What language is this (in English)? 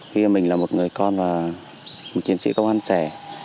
Vietnamese